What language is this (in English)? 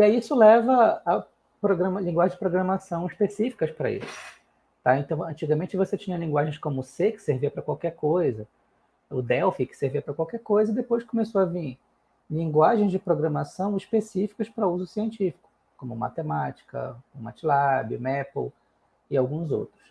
Portuguese